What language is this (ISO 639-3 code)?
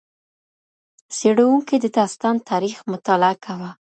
pus